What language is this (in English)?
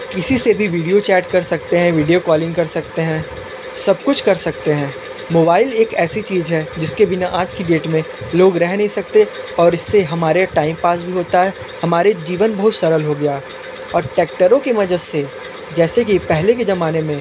Hindi